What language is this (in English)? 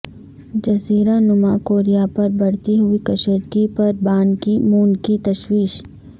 Urdu